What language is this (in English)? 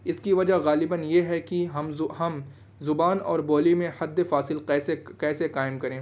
Urdu